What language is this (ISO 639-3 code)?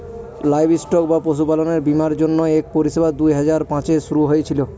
ben